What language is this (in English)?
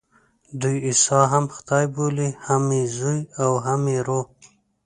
Pashto